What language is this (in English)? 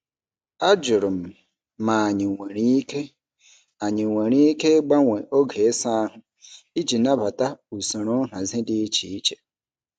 Igbo